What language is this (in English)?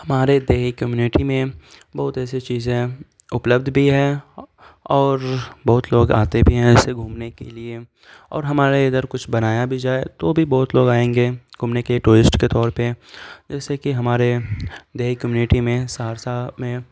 Urdu